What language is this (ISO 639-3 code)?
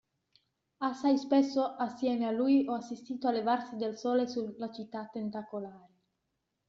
ita